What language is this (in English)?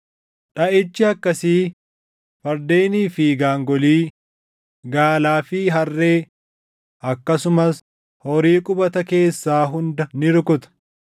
Oromo